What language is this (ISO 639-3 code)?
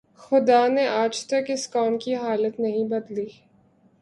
urd